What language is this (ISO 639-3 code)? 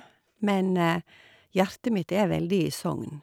nor